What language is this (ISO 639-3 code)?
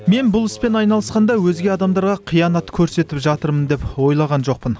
kaz